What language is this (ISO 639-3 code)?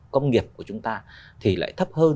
vie